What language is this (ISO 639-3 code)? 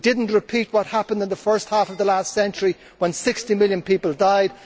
eng